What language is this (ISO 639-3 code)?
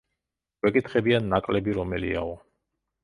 kat